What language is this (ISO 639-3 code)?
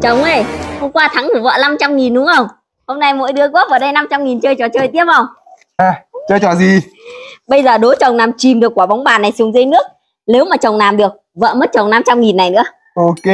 vie